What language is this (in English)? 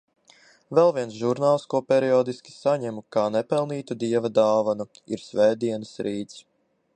Latvian